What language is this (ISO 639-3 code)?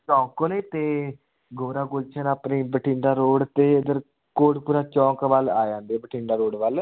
pan